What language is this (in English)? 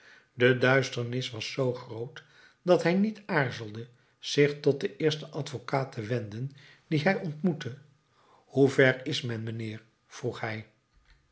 Dutch